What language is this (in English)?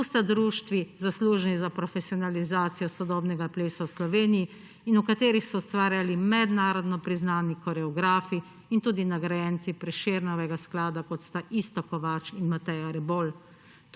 Slovenian